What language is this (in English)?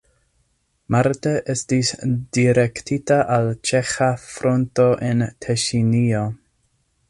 Esperanto